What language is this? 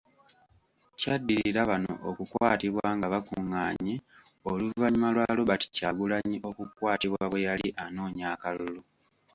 Ganda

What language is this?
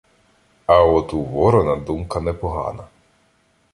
Ukrainian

